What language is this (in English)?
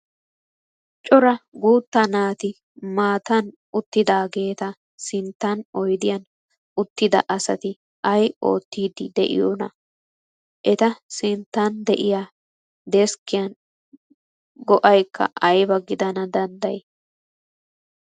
Wolaytta